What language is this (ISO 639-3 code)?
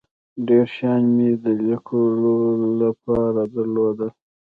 pus